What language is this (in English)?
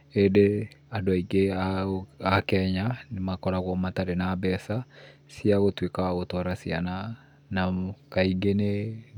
Kikuyu